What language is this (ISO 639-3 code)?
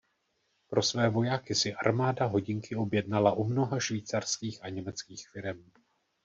ces